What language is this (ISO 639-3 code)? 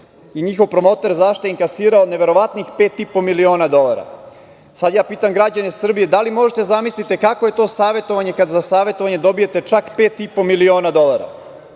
srp